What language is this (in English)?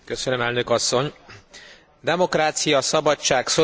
Hungarian